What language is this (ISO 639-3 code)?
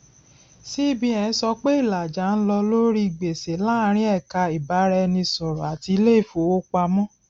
yor